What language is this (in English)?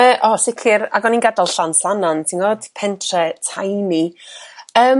Welsh